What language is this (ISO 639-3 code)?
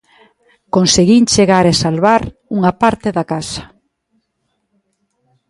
glg